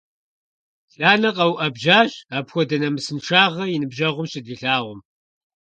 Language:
Kabardian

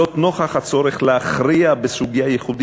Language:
Hebrew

